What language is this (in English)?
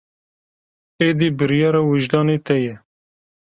Kurdish